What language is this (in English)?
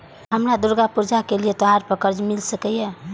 Maithili